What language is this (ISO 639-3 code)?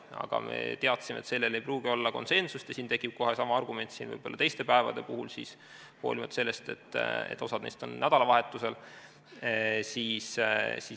est